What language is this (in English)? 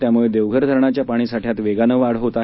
Marathi